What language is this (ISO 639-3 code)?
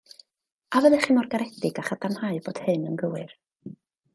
cym